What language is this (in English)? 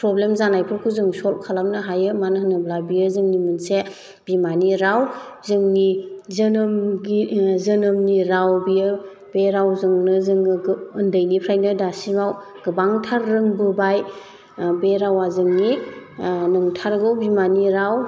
Bodo